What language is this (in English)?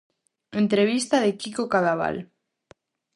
Galician